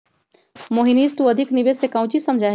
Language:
Magahi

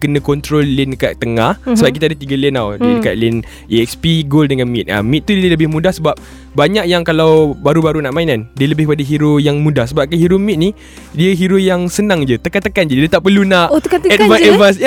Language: Malay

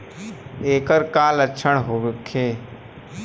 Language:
Bhojpuri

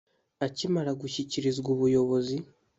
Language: Kinyarwanda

